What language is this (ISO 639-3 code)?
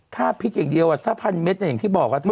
tha